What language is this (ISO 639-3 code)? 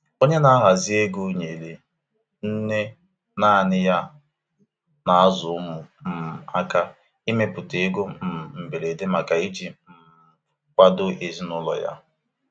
ibo